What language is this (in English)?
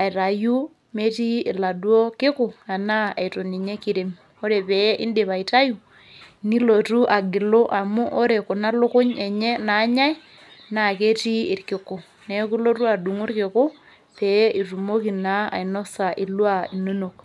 Masai